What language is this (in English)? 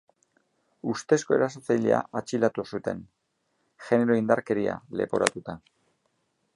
Basque